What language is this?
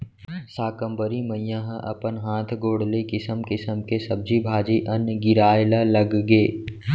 Chhattisgarhi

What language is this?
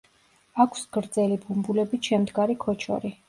Georgian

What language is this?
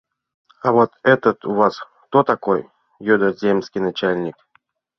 Mari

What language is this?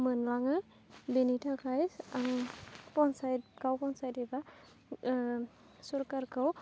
Bodo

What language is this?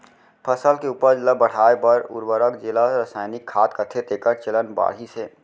Chhattisgarhi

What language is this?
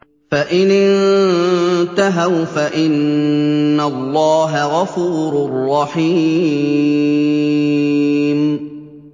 Arabic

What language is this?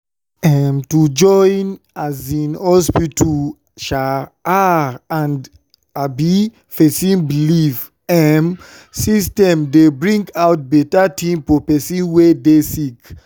Nigerian Pidgin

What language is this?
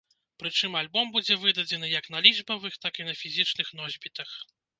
Belarusian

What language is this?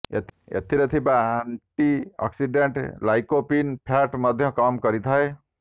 Odia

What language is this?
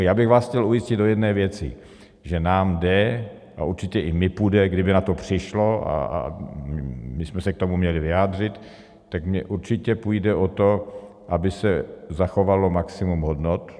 Czech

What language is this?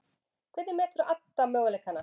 Icelandic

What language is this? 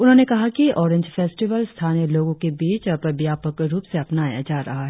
Hindi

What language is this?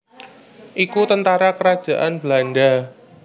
Javanese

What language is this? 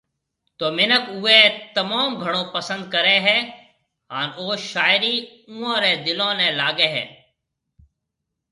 Marwari (Pakistan)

